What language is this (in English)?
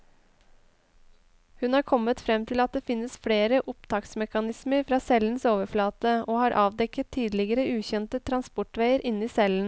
Norwegian